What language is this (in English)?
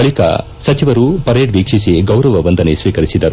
Kannada